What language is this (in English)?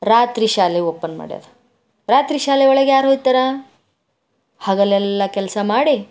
Kannada